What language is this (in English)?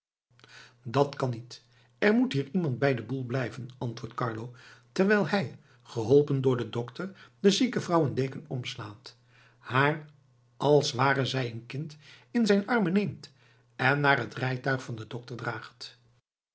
Dutch